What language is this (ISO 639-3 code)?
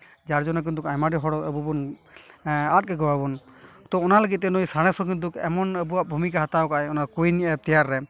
sat